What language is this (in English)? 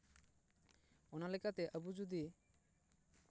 Santali